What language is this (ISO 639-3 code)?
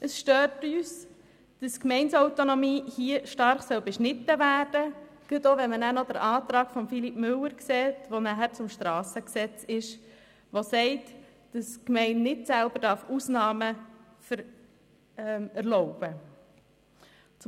gsw